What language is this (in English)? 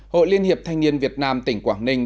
Vietnamese